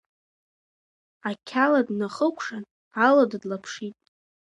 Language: Abkhazian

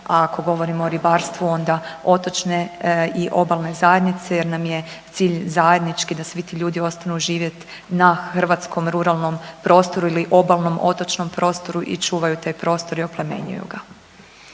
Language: Croatian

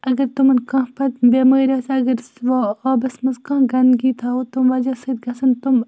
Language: Kashmiri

